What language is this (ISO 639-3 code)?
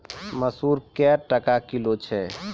mai